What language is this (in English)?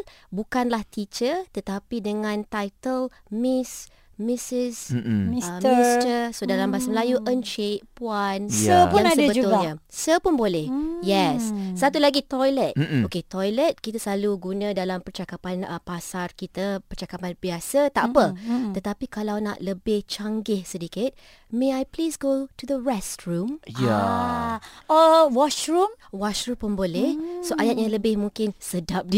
Malay